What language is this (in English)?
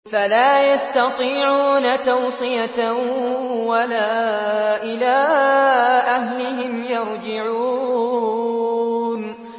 Arabic